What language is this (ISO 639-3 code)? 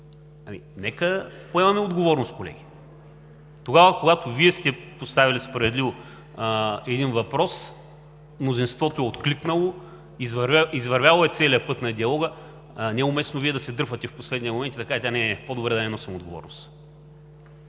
bul